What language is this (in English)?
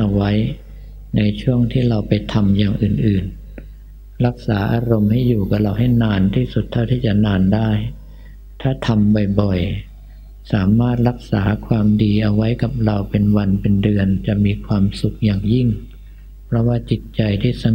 Thai